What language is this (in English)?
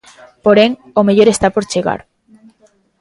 Galician